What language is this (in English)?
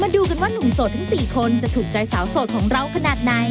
Thai